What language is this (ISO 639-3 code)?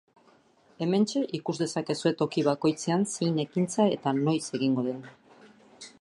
eus